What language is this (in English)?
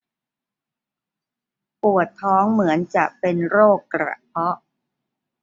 Thai